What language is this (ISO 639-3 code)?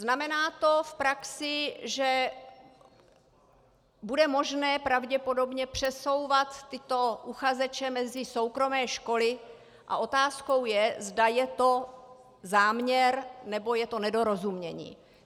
ces